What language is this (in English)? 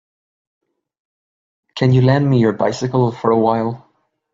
English